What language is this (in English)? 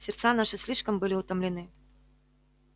Russian